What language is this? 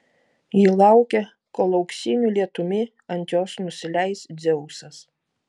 Lithuanian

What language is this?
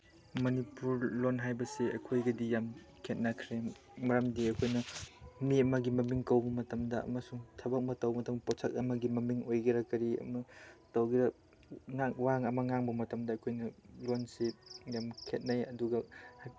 Manipuri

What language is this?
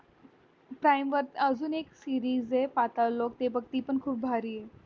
Marathi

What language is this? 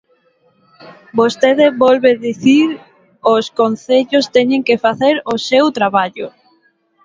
Galician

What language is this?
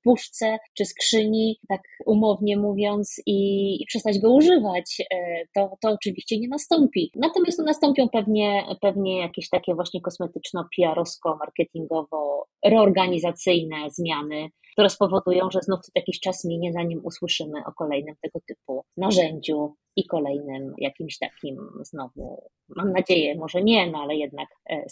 Polish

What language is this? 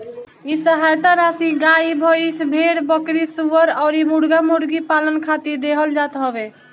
Bhojpuri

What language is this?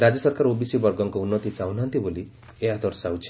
Odia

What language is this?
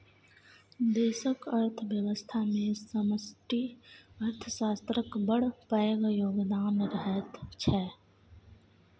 Maithili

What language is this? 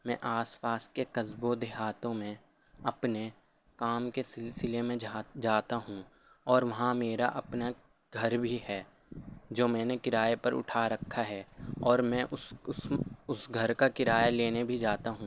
Urdu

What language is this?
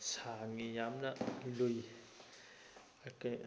Manipuri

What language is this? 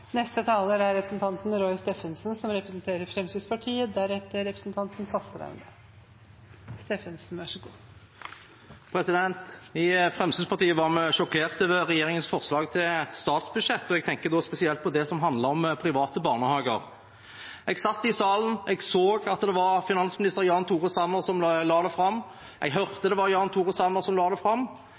Norwegian Bokmål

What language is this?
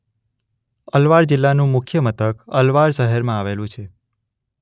Gujarati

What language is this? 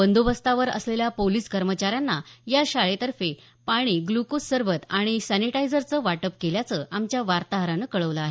Marathi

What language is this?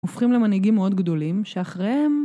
Hebrew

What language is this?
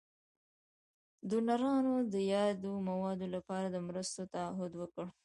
Pashto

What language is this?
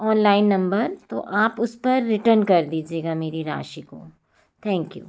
Hindi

